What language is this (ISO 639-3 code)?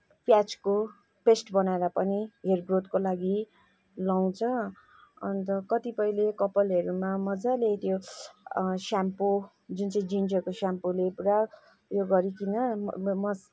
nep